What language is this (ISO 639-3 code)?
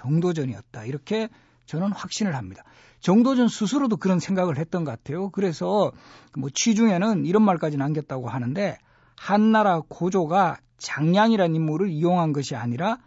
kor